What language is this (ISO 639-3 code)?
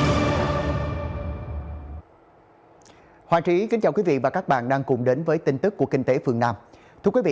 vie